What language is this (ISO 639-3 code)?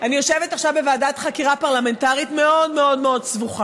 heb